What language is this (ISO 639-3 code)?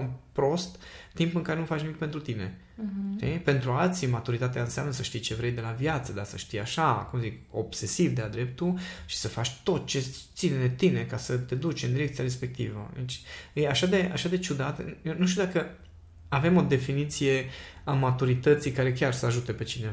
ron